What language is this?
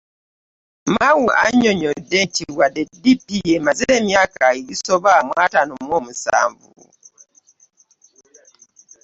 Ganda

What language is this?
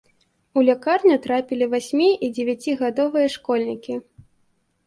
Belarusian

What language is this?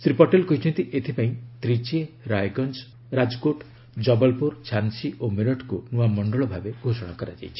Odia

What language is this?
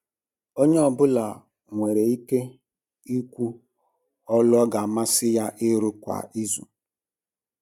Igbo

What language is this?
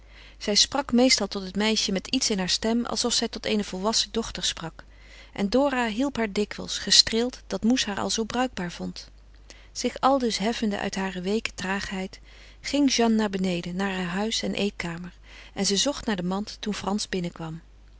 Dutch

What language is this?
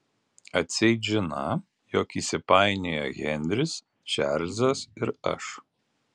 Lithuanian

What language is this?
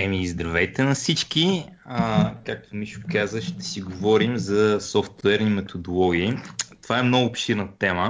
Bulgarian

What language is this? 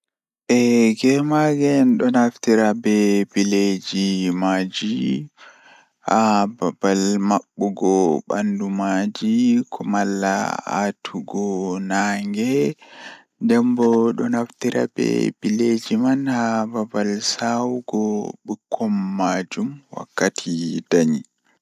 Fula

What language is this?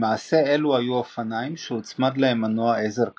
Hebrew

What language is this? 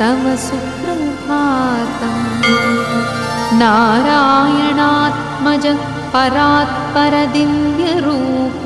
Marathi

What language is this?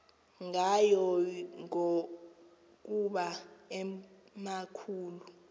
Xhosa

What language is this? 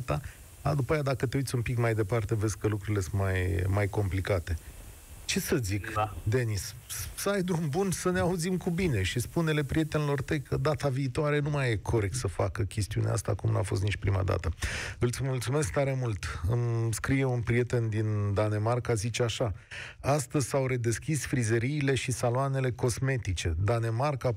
Romanian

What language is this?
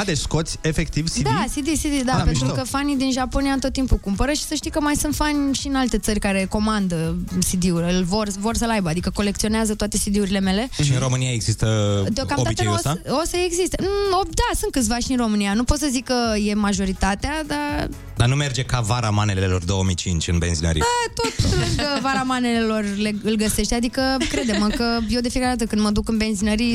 Romanian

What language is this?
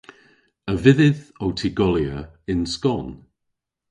Cornish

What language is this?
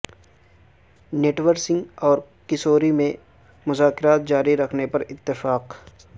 Urdu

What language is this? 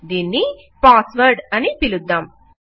Telugu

